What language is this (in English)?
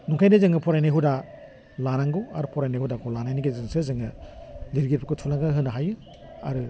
Bodo